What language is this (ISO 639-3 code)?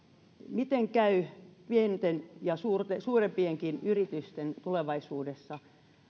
fin